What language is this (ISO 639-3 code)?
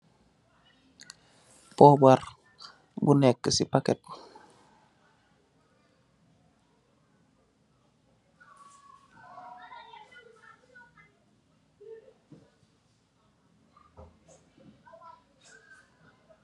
wol